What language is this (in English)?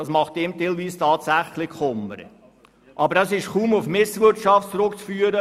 Swiss German